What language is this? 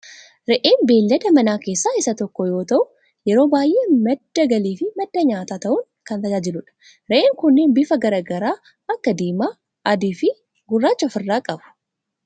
Oromo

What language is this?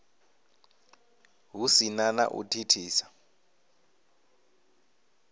Venda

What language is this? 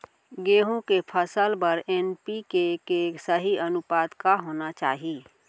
Chhattisgarhi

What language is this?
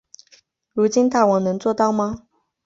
Chinese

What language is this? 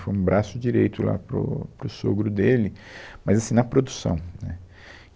Portuguese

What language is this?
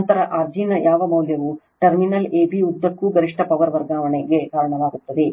Kannada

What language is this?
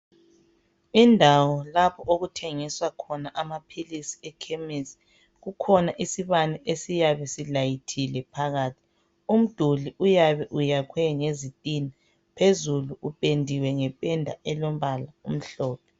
North Ndebele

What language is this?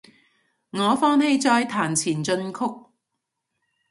Cantonese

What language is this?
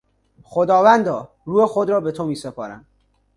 Persian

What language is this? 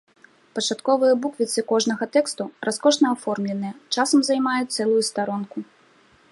Belarusian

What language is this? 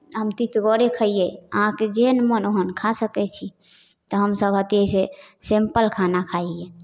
Maithili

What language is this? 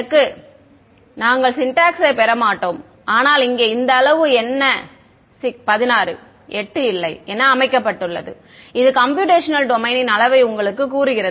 Tamil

